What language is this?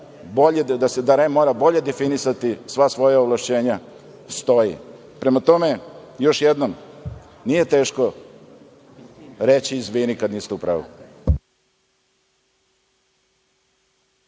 Serbian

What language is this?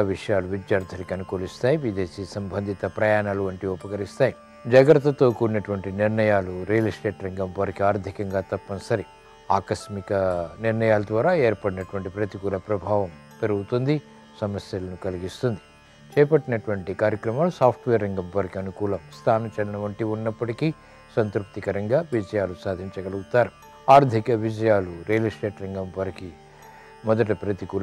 Romanian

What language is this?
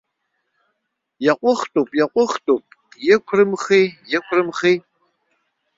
Abkhazian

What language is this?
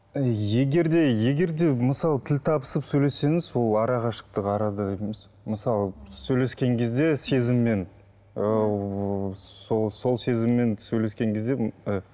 Kazakh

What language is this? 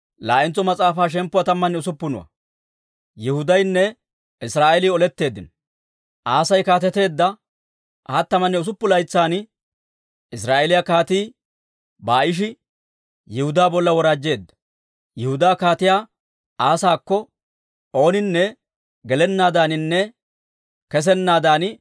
Dawro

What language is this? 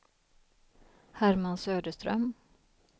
Swedish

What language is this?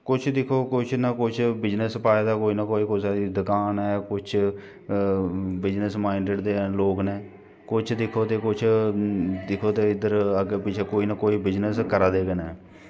Dogri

